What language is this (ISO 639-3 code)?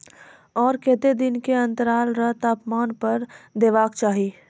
mai